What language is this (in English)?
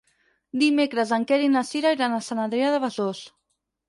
Catalan